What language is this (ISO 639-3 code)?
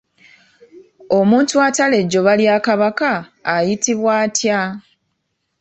lug